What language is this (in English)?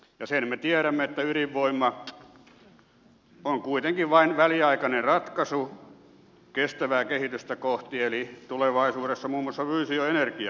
Finnish